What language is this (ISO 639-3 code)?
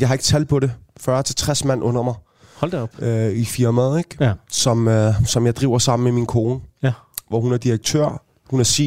dan